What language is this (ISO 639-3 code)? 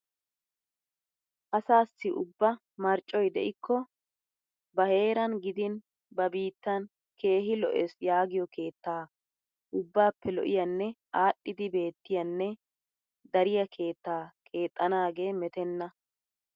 wal